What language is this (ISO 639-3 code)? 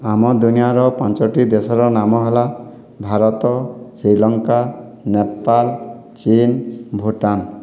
ori